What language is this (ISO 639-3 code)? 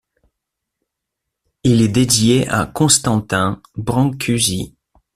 fra